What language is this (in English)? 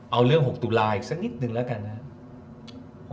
Thai